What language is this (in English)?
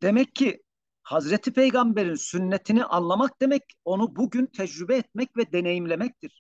Turkish